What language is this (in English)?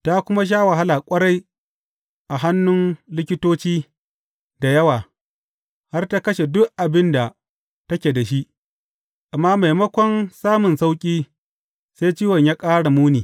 Hausa